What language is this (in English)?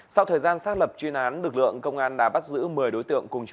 Vietnamese